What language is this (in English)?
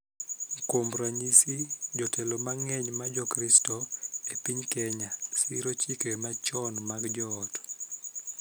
Luo (Kenya and Tanzania)